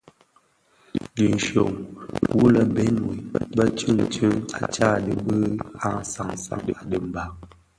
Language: Bafia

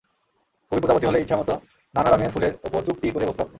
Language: Bangla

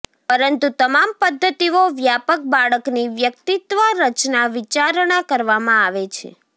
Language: Gujarati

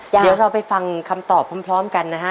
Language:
Thai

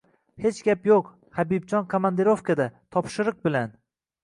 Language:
Uzbek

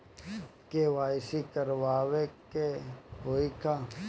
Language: Bhojpuri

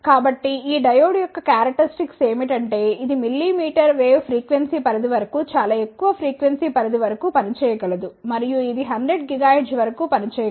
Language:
Telugu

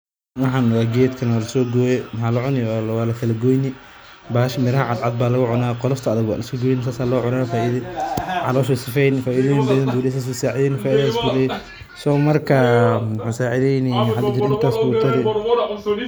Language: Somali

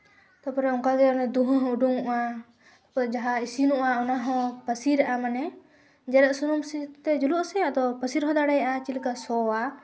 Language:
Santali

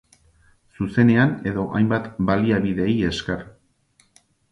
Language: Basque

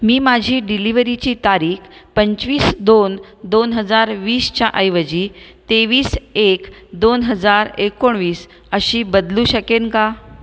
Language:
Marathi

